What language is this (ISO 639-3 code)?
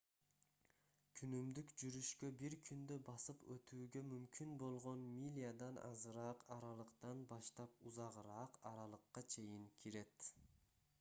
kir